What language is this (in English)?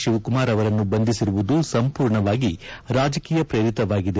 Kannada